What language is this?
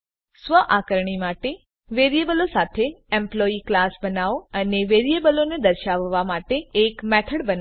Gujarati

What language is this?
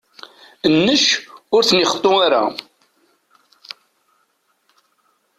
Kabyle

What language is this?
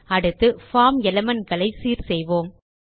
Tamil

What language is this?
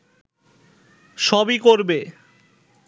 Bangla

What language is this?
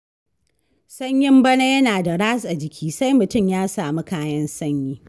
Hausa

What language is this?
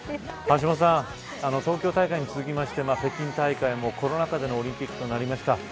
Japanese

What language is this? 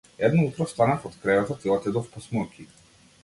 Macedonian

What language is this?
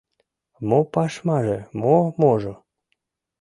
Mari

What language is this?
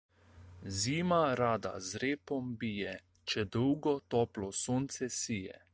Slovenian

